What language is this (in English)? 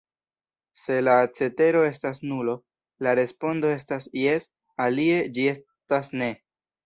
Esperanto